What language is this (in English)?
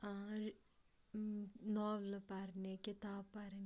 Kashmiri